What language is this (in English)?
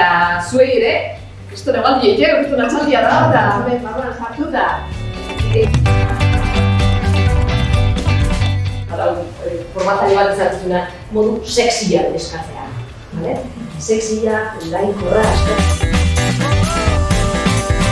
Spanish